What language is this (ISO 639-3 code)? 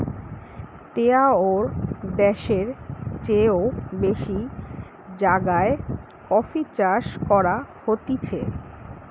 ben